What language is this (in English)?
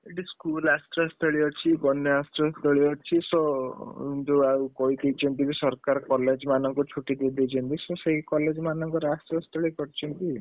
Odia